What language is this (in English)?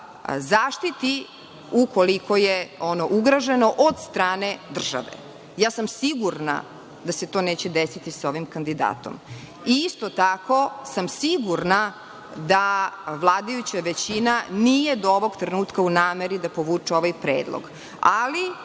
Serbian